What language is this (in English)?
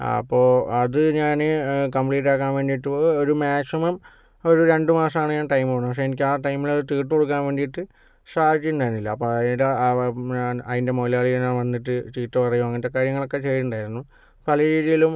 Malayalam